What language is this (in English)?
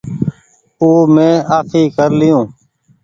Goaria